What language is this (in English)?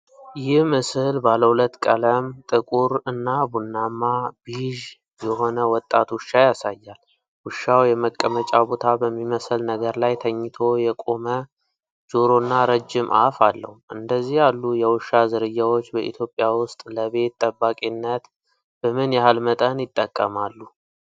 Amharic